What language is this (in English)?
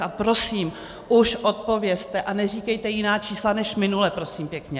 Czech